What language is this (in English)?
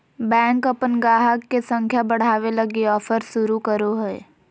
Magahi